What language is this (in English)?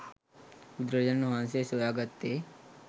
Sinhala